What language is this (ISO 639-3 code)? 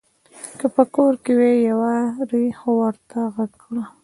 pus